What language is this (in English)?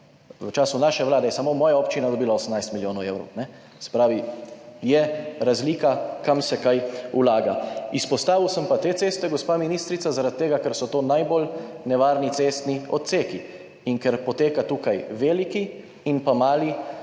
Slovenian